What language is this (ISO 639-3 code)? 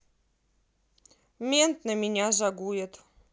rus